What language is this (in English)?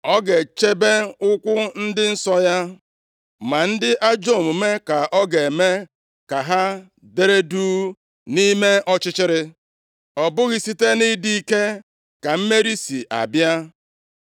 Igbo